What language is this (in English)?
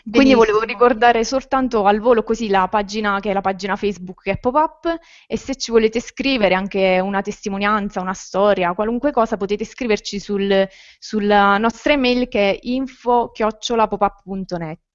Italian